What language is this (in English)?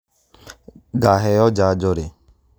Kikuyu